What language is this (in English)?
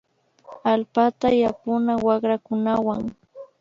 Imbabura Highland Quichua